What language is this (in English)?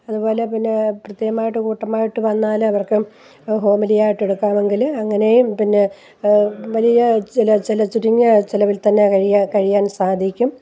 Malayalam